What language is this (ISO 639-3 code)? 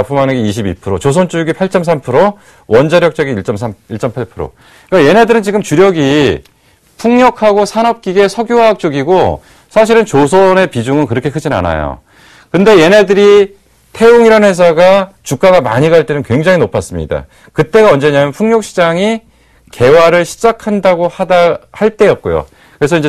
kor